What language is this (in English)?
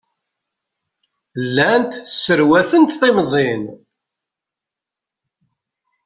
Kabyle